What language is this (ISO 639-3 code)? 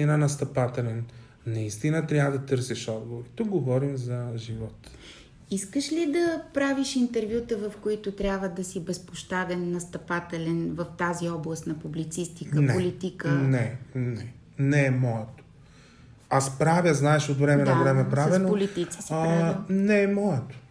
bul